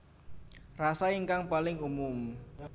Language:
Javanese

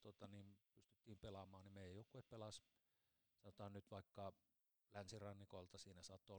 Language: Finnish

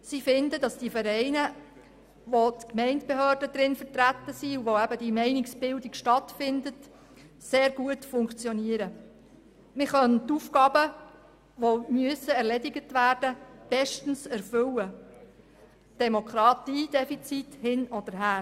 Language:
Swiss German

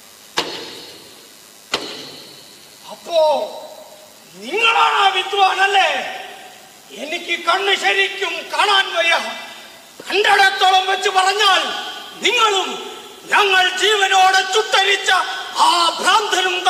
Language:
Malayalam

